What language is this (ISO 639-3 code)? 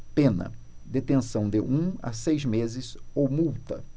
por